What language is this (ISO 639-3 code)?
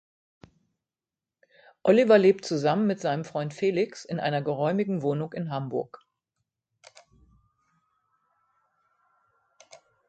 deu